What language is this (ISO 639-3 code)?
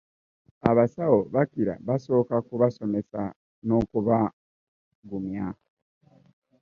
lug